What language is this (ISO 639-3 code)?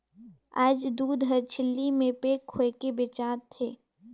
hne